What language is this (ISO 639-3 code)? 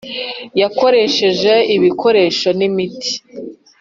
kin